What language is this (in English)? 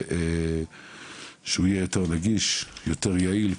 Hebrew